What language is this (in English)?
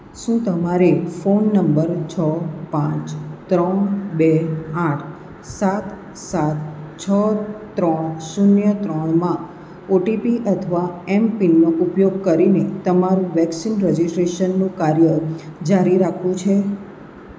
Gujarati